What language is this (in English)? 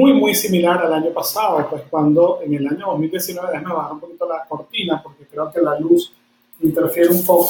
Spanish